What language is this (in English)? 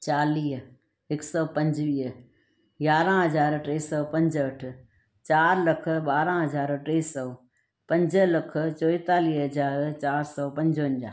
Sindhi